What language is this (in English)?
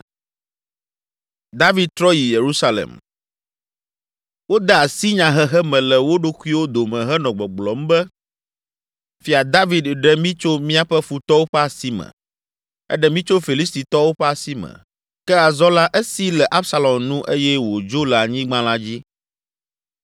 Ewe